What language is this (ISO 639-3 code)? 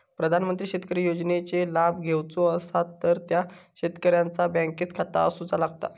mar